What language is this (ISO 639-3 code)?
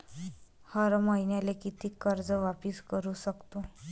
mar